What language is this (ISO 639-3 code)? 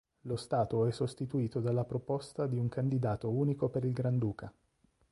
ita